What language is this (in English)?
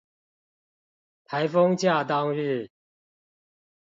Chinese